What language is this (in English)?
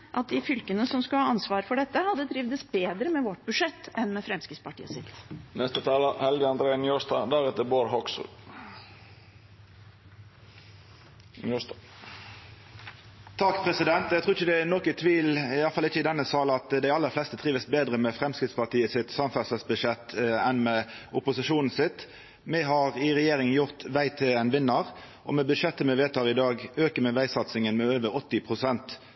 Norwegian